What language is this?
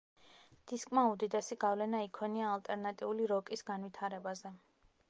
Georgian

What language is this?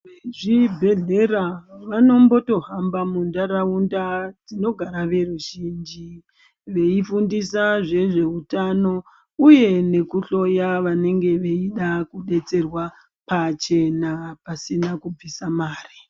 Ndau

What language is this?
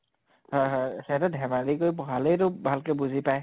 Assamese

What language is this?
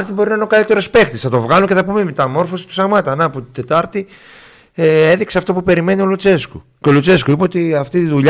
Greek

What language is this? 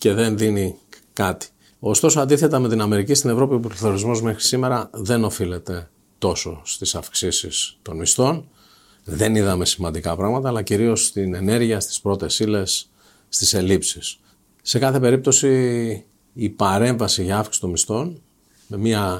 Greek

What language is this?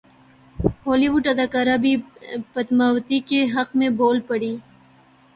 Urdu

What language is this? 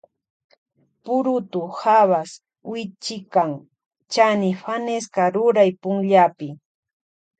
Loja Highland Quichua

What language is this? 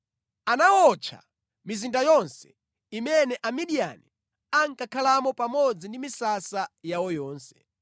Nyanja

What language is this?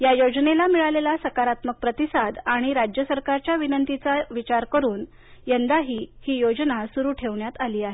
Marathi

